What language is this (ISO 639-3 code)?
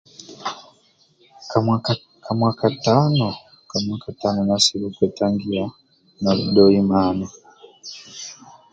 rwm